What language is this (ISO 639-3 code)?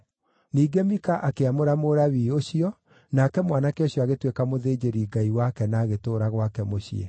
kik